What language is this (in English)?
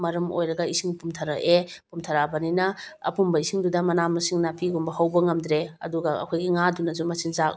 Manipuri